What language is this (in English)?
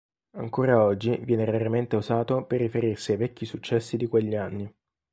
Italian